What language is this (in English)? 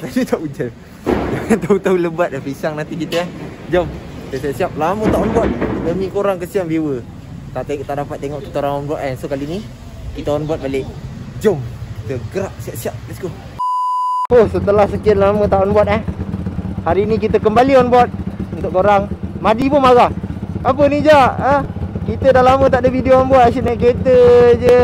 Malay